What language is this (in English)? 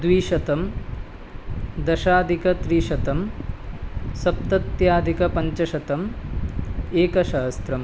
Sanskrit